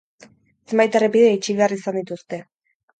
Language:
Basque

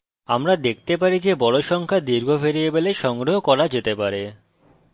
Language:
Bangla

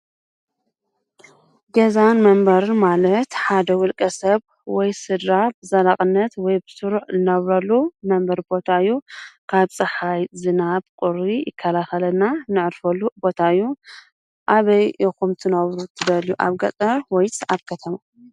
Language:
Tigrinya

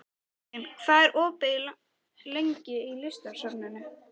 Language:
Icelandic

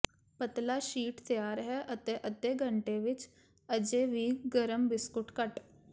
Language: Punjabi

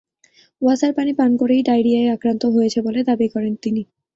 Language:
Bangla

